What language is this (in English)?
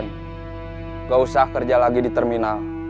Indonesian